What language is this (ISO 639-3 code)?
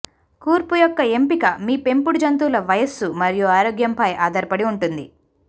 tel